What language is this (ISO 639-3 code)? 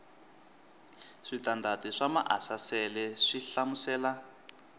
tso